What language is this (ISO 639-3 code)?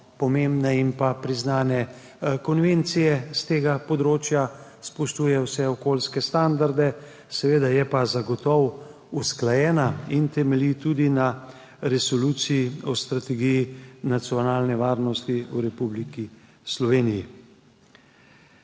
slv